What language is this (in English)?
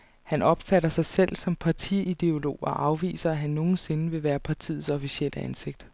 Danish